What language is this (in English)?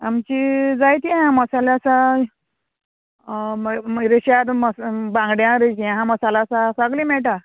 Konkani